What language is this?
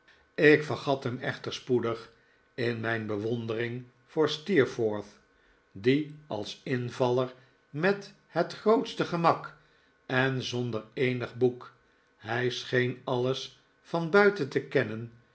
Dutch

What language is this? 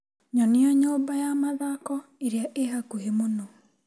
Kikuyu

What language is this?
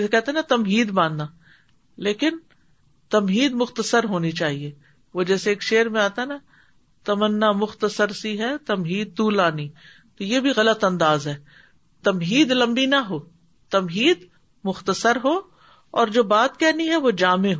Urdu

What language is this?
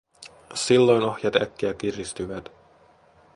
Finnish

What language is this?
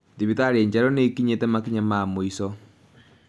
Kikuyu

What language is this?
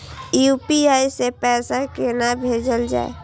Maithili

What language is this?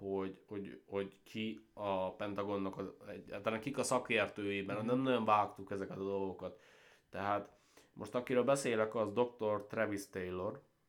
Hungarian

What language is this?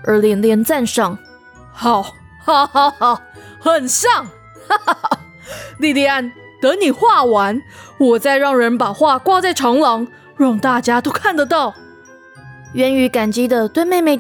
Chinese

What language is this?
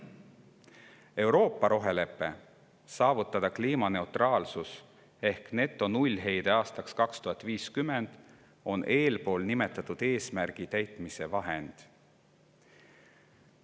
Estonian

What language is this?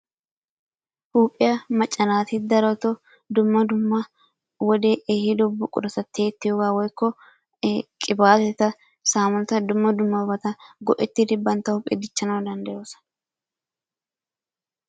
Wolaytta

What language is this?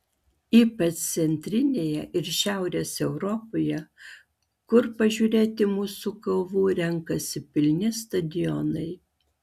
Lithuanian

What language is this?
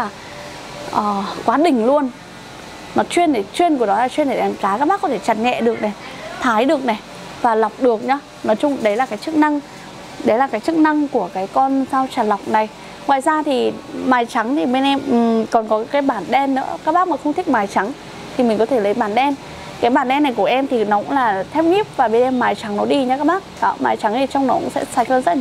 Vietnamese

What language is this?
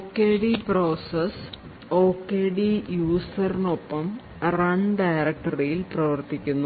Malayalam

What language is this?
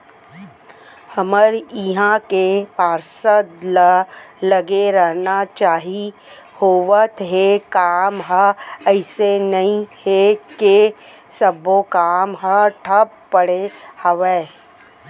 Chhattisgarhi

